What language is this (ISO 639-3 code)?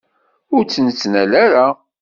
kab